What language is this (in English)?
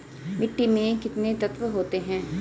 Hindi